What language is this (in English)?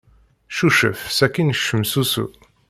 Kabyle